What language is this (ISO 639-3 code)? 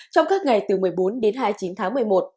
vie